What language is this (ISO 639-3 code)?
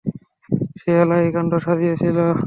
ben